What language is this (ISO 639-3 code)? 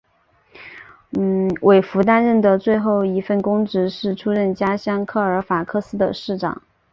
zho